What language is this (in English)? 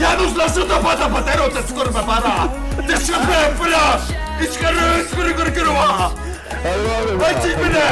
Polish